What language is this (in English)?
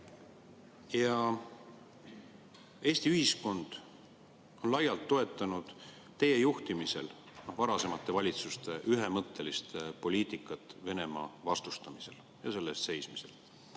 Estonian